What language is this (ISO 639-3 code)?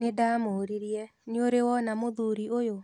kik